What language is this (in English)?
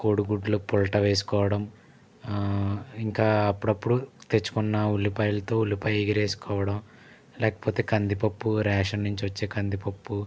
Telugu